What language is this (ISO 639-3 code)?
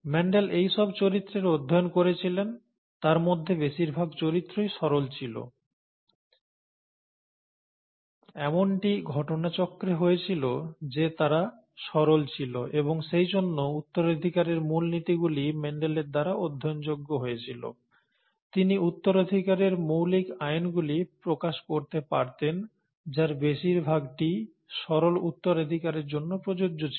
ben